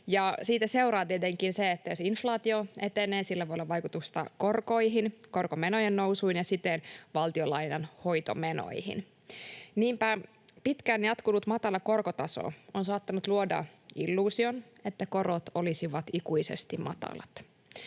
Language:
Finnish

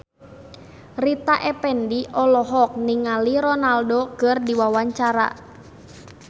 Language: Sundanese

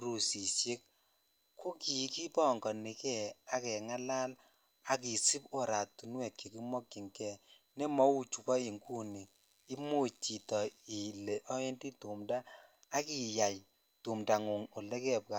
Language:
Kalenjin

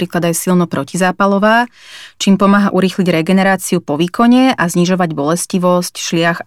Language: Slovak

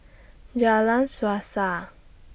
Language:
English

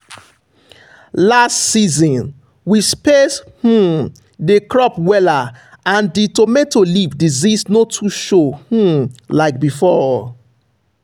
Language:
Nigerian Pidgin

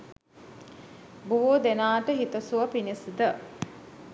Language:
Sinhala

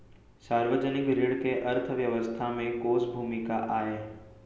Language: Chhattisgarhi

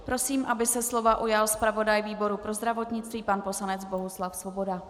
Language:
Czech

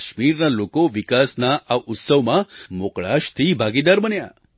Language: Gujarati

